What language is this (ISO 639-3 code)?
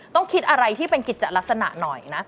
tha